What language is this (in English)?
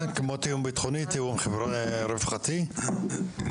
Hebrew